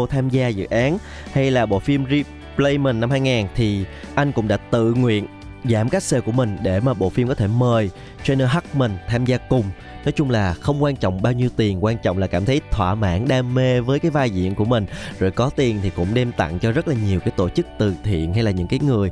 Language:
Vietnamese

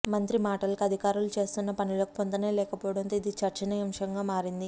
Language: Telugu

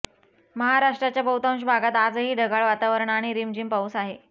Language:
Marathi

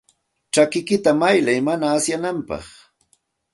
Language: Santa Ana de Tusi Pasco Quechua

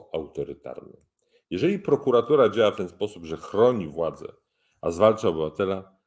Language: Polish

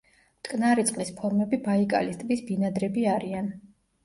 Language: Georgian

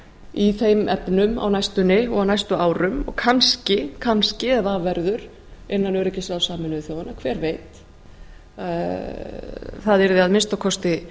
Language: Icelandic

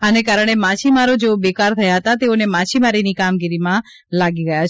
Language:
Gujarati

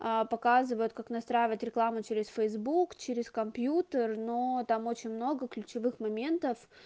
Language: Russian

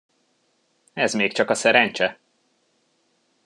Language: Hungarian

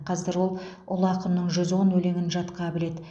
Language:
Kazakh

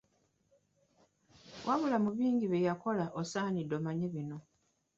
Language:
Ganda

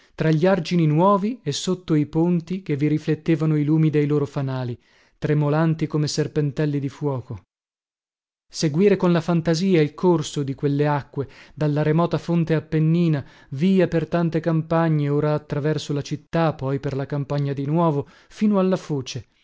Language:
Italian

